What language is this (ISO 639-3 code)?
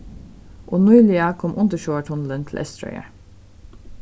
fao